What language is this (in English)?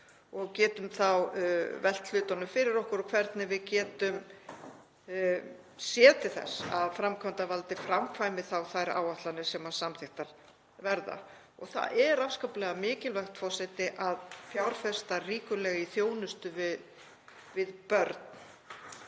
Icelandic